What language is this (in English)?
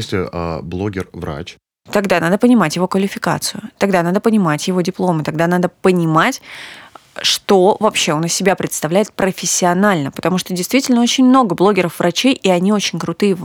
Russian